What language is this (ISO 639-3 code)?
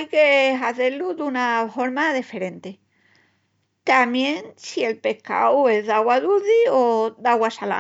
ext